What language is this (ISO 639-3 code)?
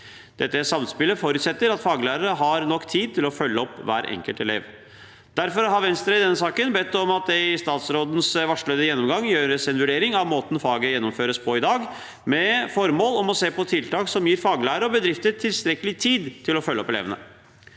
nor